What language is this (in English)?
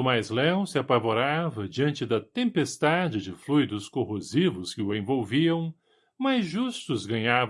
Portuguese